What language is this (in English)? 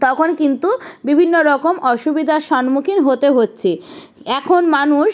Bangla